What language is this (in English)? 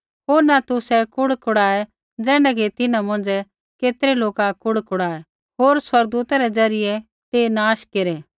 Kullu Pahari